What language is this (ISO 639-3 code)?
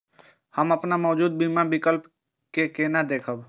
mai